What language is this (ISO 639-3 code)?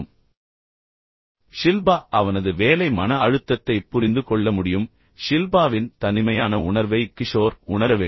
tam